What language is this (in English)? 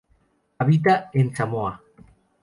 Spanish